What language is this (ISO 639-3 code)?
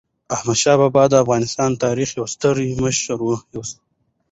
pus